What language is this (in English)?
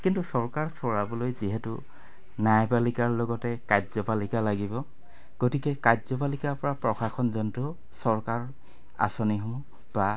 Assamese